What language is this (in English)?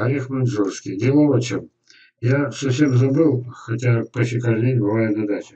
Russian